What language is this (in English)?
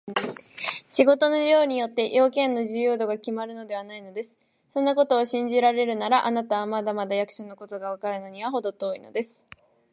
Japanese